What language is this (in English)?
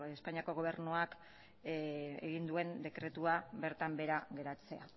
Basque